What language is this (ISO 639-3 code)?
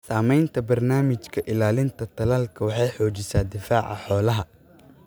som